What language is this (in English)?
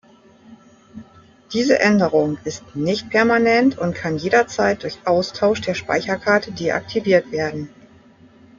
German